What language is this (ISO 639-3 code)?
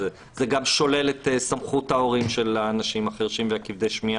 heb